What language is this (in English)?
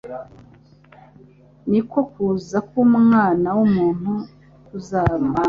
Kinyarwanda